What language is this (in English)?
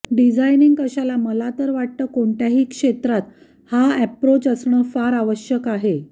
Marathi